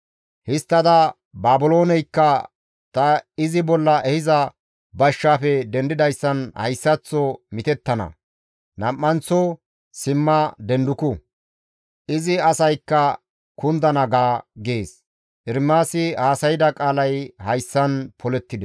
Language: Gamo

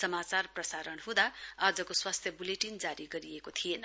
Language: Nepali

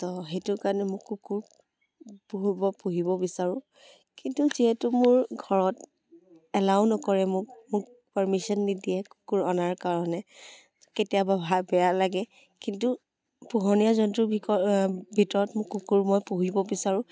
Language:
Assamese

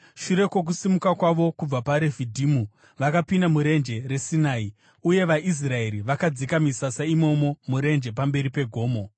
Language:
Shona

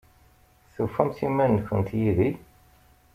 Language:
Kabyle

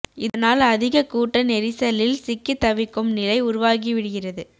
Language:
Tamil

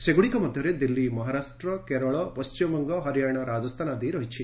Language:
Odia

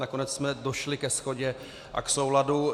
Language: Czech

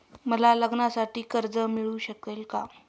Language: Marathi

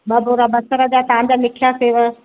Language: Sindhi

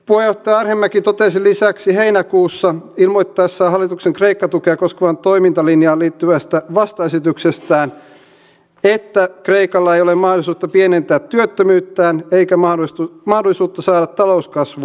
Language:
Finnish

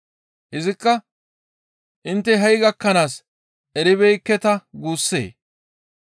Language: Gamo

